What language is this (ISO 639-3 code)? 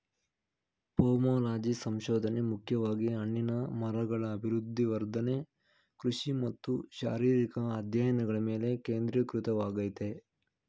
kan